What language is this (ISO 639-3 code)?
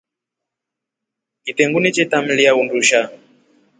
rof